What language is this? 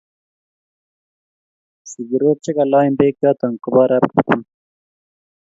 Kalenjin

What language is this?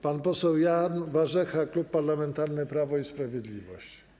Polish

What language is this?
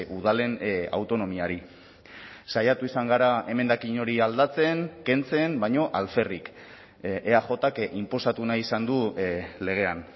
Basque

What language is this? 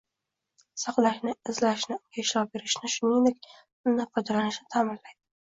Uzbek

